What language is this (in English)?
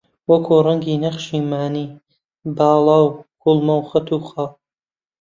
Central Kurdish